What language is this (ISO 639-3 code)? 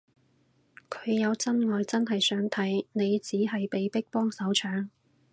yue